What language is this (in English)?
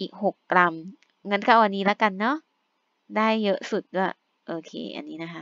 Thai